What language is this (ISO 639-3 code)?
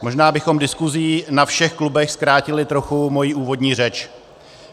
ces